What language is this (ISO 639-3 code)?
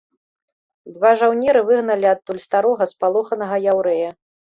bel